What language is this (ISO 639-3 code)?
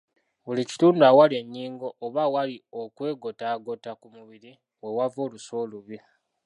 lug